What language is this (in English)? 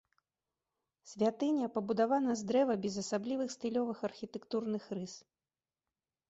Belarusian